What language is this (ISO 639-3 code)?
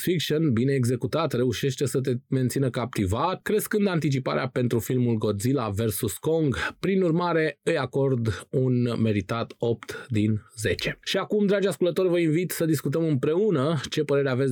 ron